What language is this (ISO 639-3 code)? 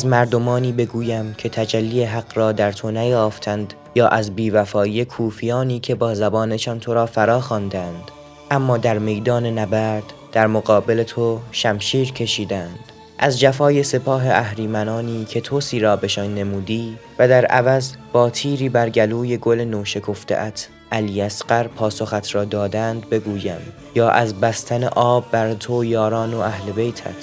fas